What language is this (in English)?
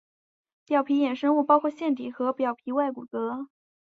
Chinese